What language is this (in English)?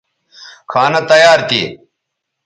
Bateri